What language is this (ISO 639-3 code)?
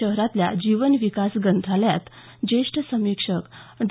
mar